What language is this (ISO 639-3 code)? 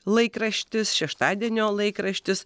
lit